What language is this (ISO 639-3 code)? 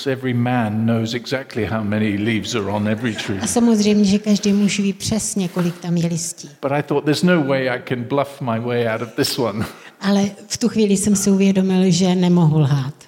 ces